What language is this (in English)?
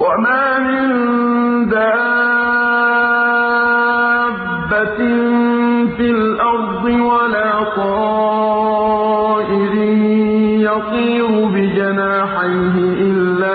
Arabic